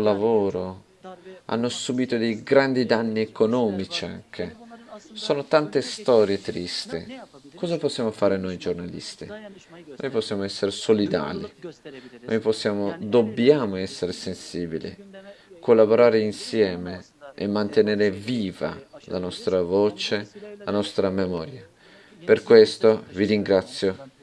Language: Italian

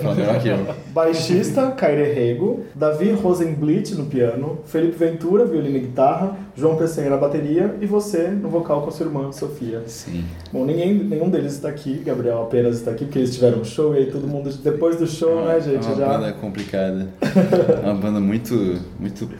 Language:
Portuguese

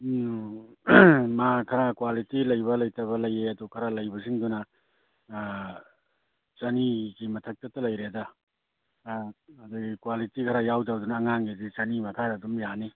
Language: Manipuri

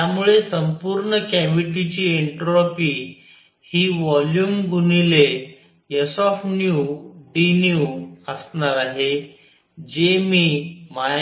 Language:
Marathi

